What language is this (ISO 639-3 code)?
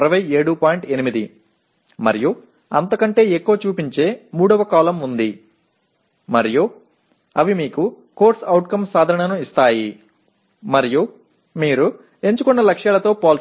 tel